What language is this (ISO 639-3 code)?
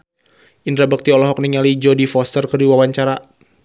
sun